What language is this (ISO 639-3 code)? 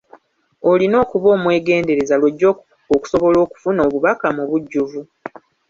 lug